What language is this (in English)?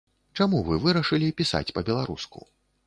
Belarusian